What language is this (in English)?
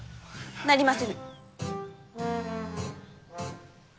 Japanese